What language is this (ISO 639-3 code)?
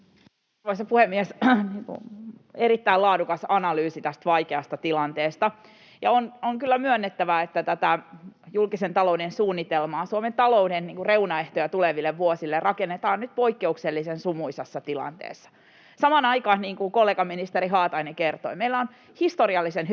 fin